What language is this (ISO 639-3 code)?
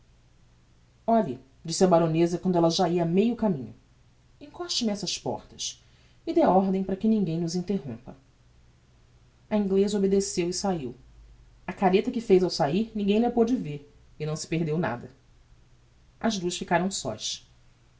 por